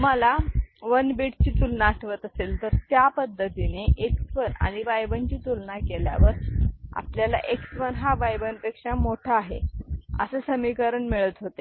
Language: Marathi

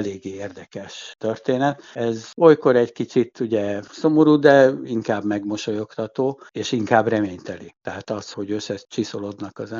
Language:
Hungarian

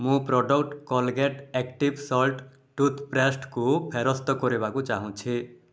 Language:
Odia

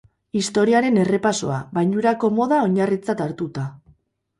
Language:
Basque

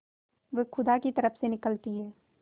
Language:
Hindi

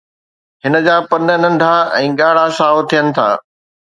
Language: Sindhi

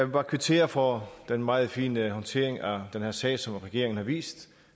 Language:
Danish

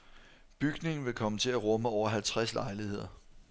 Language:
Danish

